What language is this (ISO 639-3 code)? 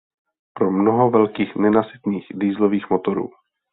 ces